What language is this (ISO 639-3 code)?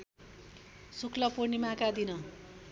nep